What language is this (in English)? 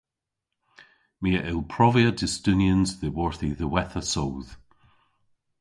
Cornish